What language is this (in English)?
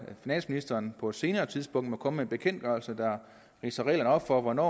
Danish